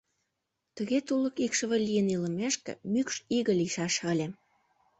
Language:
Mari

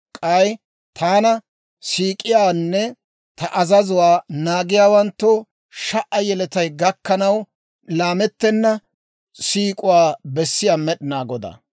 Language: Dawro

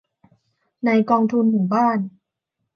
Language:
Thai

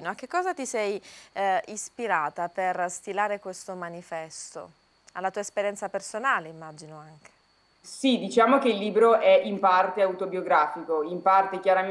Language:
Italian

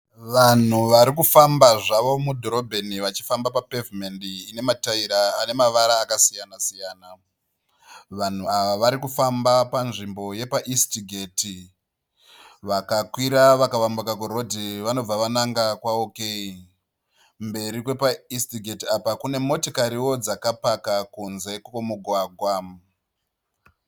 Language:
Shona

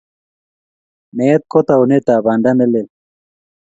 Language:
Kalenjin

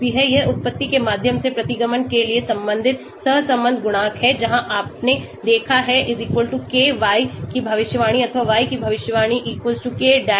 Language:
Hindi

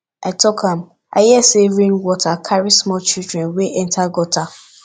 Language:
Nigerian Pidgin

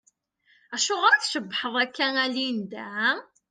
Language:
Kabyle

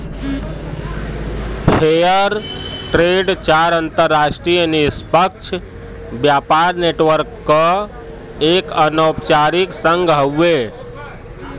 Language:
Bhojpuri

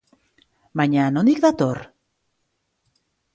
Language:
Basque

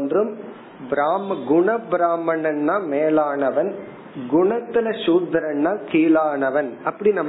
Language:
Tamil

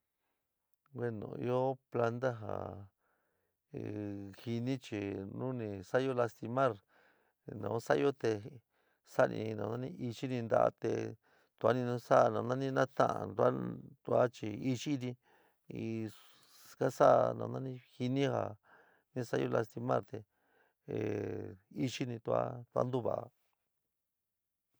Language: San Miguel El Grande Mixtec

